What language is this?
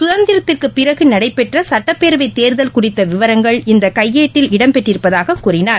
Tamil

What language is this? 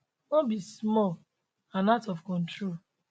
Nigerian Pidgin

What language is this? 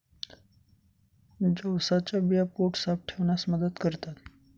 Marathi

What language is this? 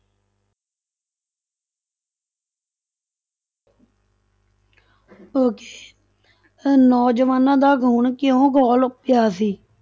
Punjabi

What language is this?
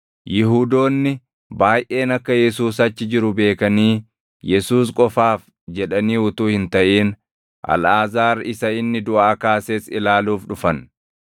Oromo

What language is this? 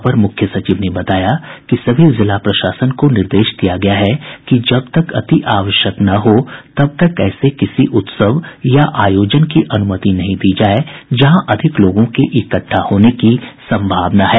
Hindi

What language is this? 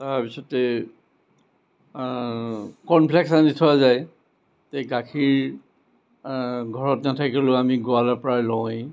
Assamese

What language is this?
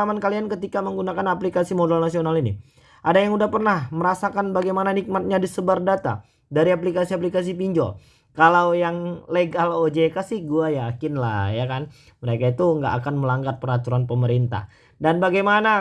Indonesian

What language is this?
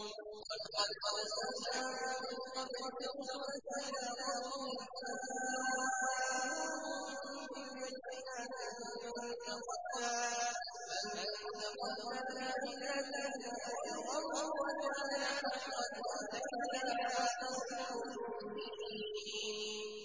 Arabic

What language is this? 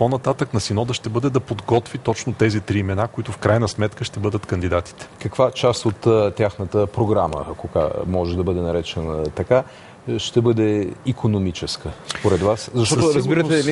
Bulgarian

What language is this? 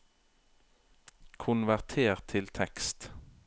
Norwegian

